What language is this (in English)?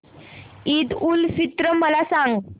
Marathi